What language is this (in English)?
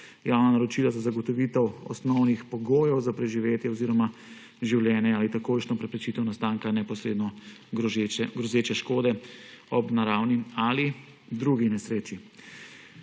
Slovenian